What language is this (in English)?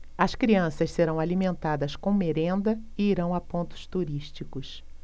Portuguese